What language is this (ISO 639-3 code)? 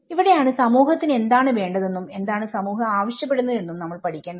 mal